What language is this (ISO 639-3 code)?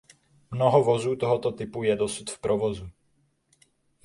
ces